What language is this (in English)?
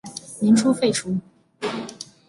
Chinese